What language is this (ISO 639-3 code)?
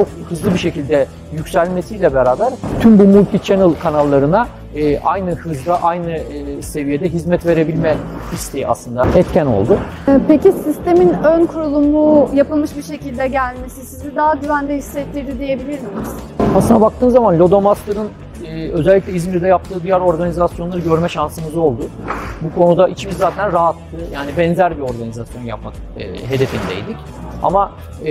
tur